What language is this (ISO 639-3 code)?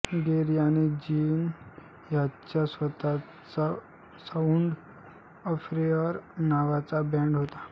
mar